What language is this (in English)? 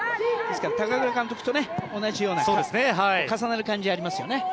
Japanese